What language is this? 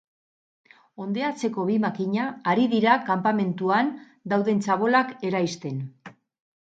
Basque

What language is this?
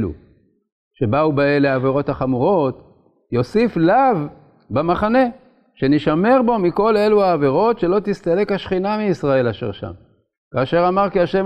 Hebrew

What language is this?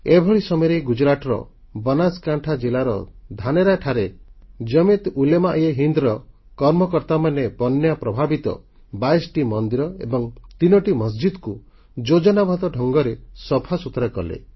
Odia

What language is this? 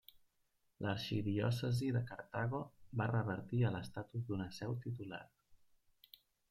Catalan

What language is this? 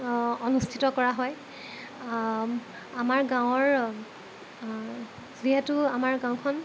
Assamese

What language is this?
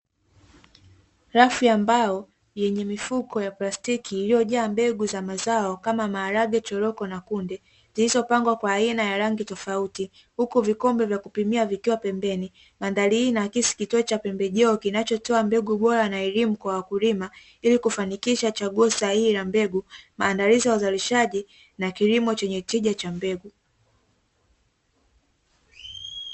Swahili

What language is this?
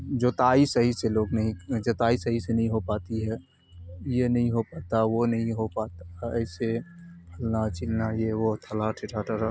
Urdu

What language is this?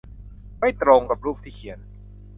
Thai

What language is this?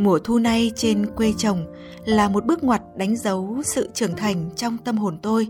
Vietnamese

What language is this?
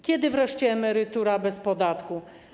Polish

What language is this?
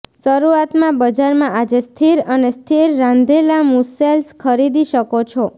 Gujarati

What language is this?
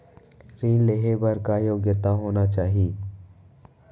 Chhattisgarhi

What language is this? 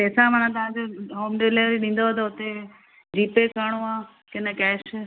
Sindhi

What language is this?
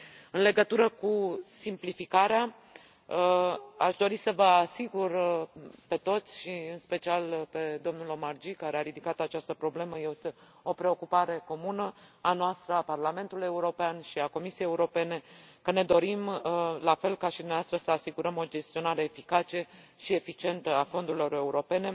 Romanian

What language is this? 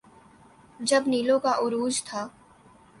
Urdu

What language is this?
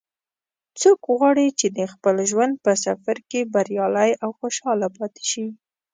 Pashto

